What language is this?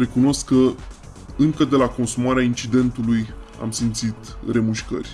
Romanian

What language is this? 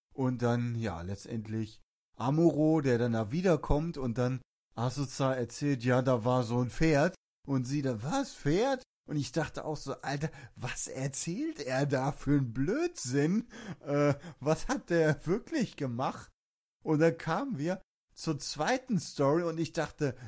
German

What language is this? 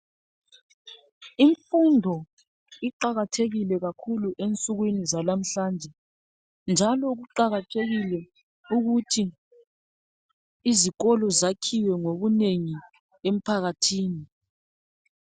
North Ndebele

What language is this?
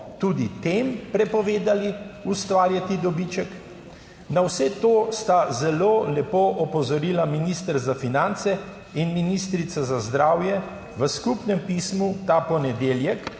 Slovenian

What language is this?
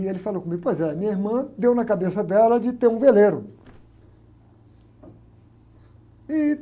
Portuguese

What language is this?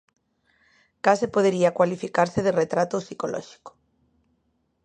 Galician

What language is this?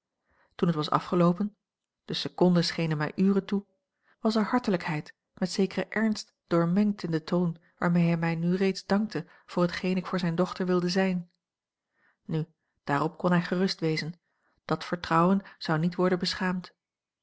Dutch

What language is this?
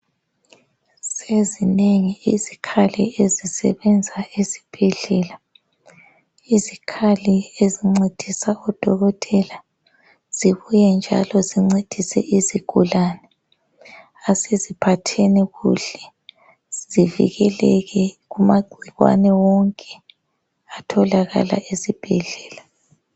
North Ndebele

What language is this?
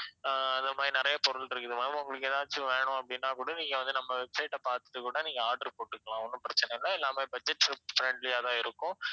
Tamil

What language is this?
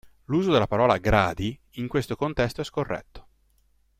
Italian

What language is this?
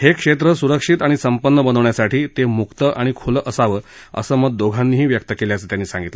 Marathi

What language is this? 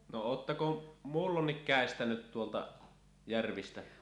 Finnish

